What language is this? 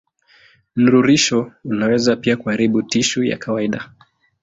Swahili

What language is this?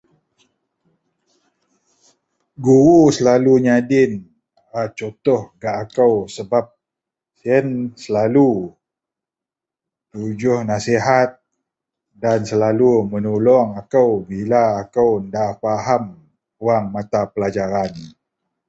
Central Melanau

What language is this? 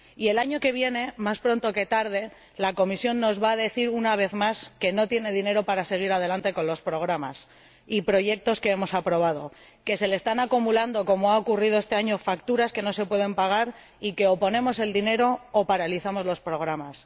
Spanish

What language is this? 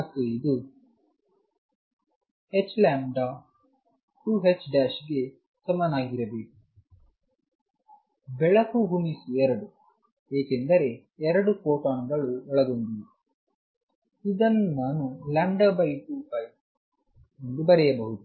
Kannada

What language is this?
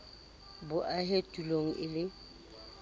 Southern Sotho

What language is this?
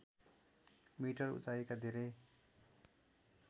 Nepali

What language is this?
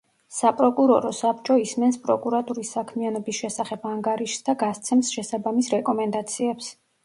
Georgian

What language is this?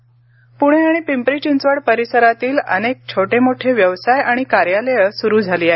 Marathi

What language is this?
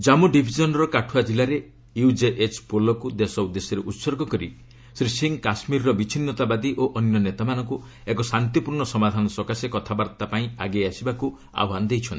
Odia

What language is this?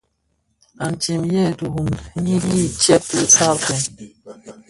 Bafia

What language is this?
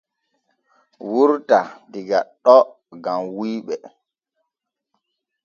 Borgu Fulfulde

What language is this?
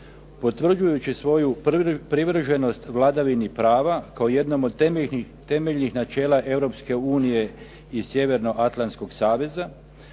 Croatian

